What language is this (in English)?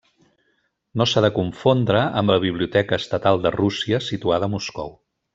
Catalan